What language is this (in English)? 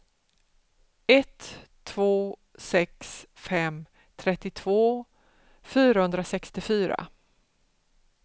Swedish